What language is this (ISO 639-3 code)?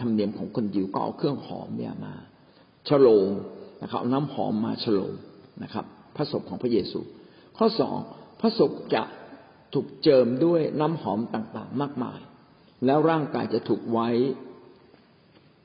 tha